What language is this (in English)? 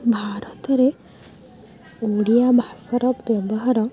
Odia